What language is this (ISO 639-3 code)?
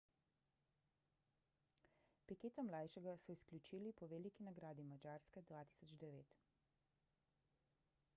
slv